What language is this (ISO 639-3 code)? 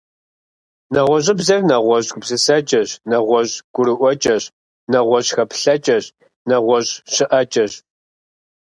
kbd